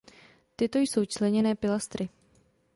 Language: Czech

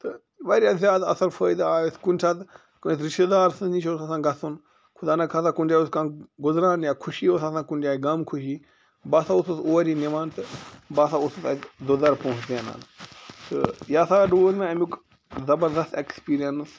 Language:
Kashmiri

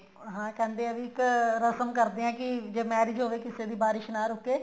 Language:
Punjabi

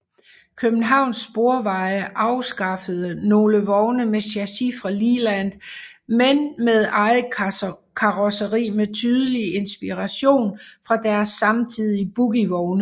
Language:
Danish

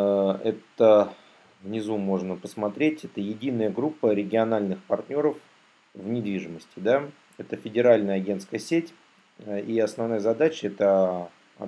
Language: Russian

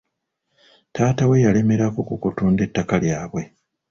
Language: Ganda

